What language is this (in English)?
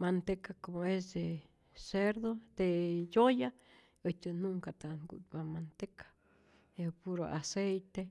Rayón Zoque